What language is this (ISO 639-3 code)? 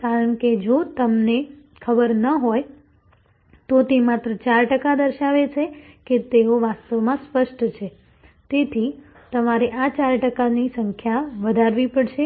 guj